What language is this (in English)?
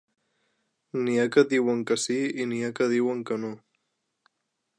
Catalan